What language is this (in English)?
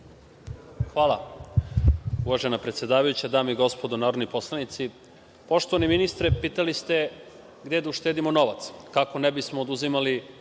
Serbian